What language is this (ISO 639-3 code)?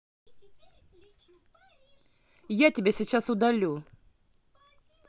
rus